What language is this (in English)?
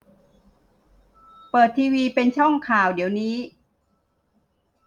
Thai